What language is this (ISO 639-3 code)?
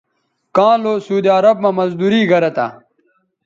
btv